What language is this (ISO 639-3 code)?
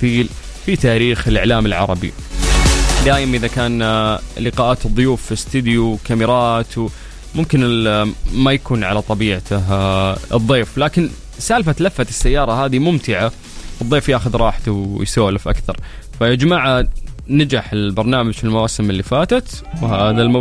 ara